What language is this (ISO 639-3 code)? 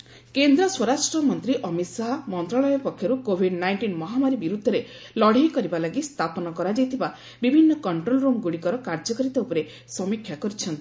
ori